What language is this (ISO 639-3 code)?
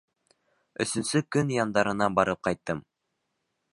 bak